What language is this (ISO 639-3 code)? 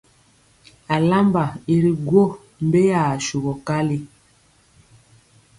mcx